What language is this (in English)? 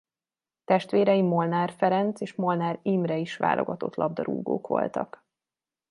Hungarian